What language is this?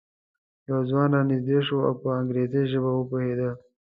Pashto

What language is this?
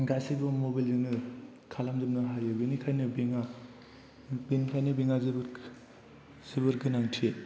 Bodo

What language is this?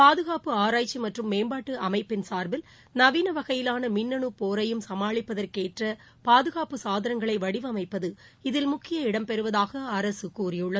Tamil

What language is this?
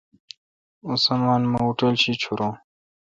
Kalkoti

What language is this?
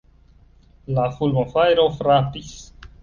Esperanto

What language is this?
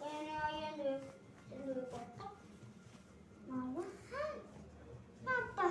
Indonesian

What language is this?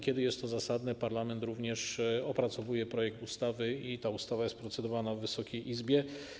Polish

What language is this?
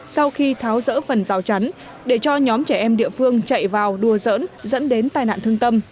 Vietnamese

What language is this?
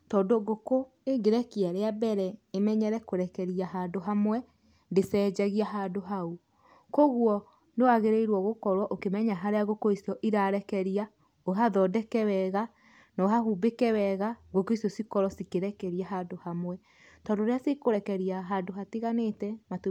Kikuyu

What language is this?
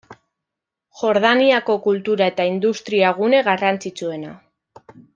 Basque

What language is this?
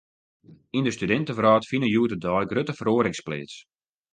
Western Frisian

